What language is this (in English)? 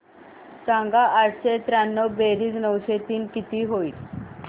Marathi